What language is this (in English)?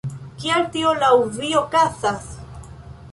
Esperanto